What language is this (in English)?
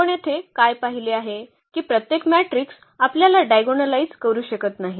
Marathi